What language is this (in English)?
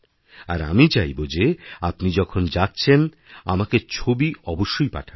Bangla